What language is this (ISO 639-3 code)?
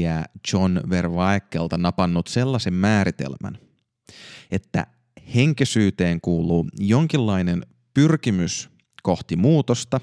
fin